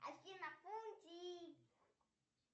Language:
Russian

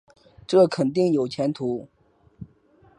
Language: Chinese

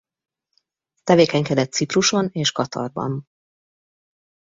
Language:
Hungarian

